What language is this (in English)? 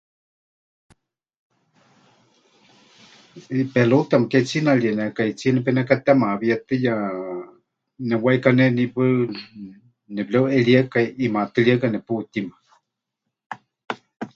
Huichol